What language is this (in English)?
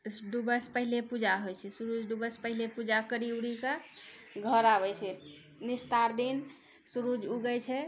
Maithili